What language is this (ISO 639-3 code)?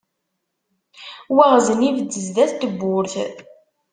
kab